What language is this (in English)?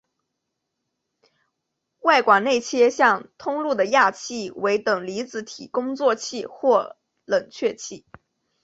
Chinese